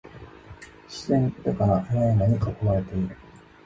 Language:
Japanese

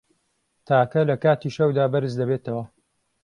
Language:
Central Kurdish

